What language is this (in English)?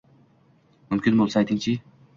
Uzbek